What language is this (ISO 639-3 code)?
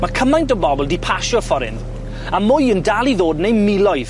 cym